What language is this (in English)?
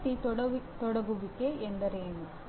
Kannada